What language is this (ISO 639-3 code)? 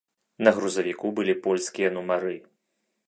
bel